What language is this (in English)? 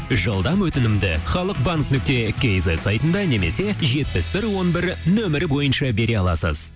Kazakh